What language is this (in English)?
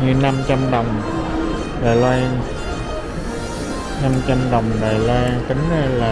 Vietnamese